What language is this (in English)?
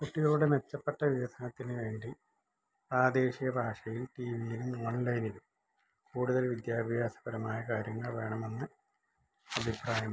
Malayalam